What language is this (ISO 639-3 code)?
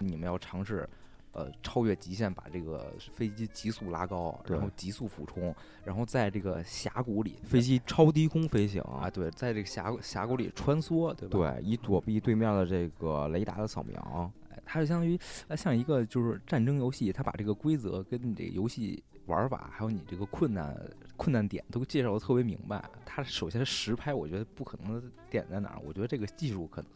zho